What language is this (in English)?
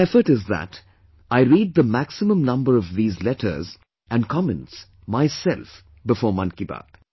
English